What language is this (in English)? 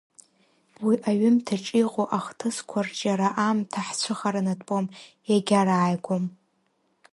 Abkhazian